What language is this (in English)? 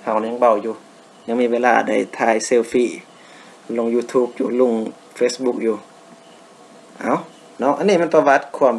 Thai